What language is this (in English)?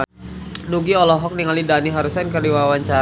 Sundanese